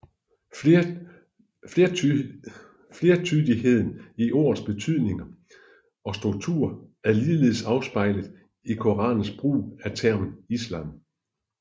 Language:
Danish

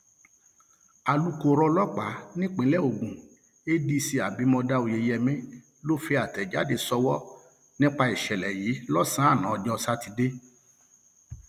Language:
Yoruba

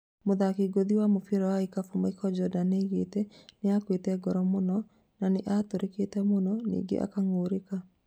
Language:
Kikuyu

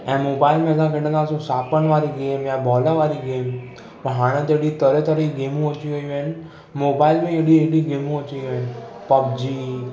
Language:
Sindhi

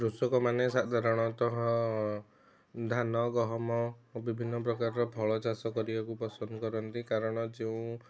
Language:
Odia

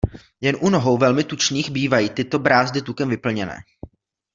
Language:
Czech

